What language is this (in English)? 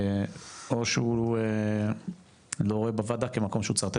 Hebrew